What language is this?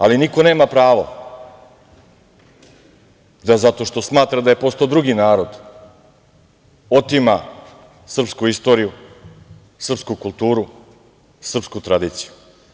Serbian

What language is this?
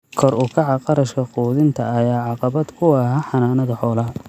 Somali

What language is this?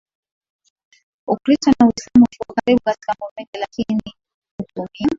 Swahili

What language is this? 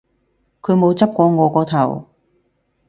Cantonese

